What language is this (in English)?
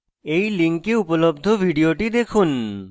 Bangla